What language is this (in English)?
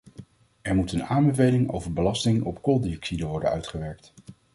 Dutch